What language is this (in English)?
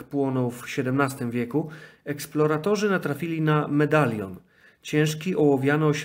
Polish